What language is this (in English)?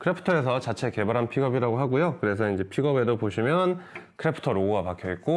Korean